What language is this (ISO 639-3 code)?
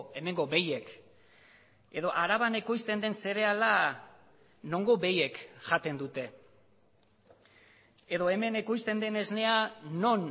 eus